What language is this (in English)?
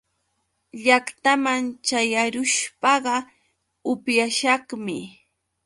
Yauyos Quechua